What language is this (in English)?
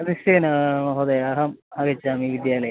Sanskrit